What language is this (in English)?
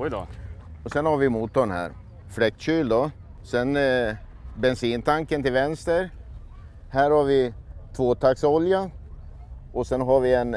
Swedish